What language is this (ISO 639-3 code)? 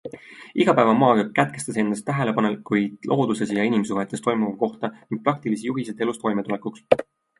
est